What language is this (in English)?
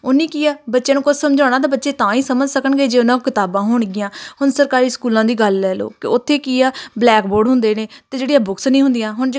Punjabi